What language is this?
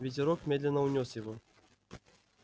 Russian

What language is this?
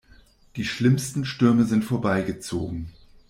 German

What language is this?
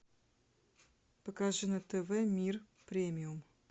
Russian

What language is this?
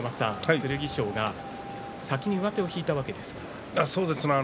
Japanese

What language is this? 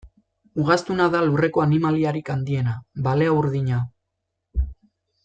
Basque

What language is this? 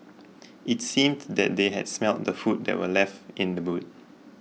English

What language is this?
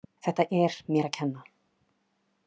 Icelandic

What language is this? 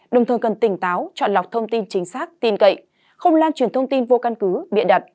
Vietnamese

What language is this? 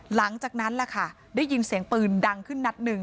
Thai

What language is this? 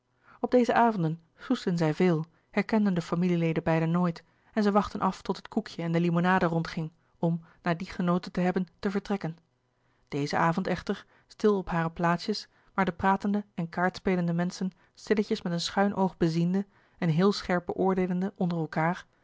Dutch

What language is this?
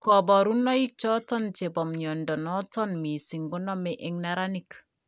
Kalenjin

